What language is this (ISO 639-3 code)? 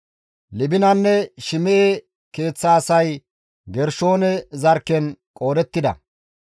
gmv